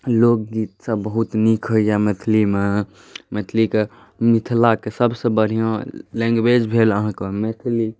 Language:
Maithili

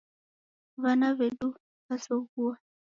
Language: Taita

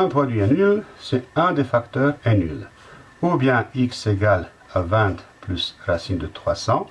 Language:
French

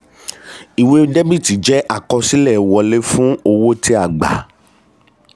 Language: Yoruba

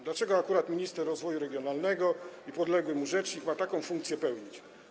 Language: Polish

